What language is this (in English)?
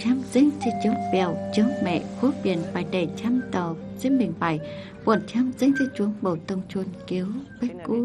Vietnamese